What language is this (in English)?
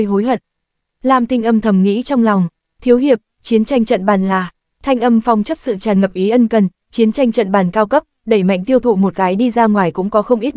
Vietnamese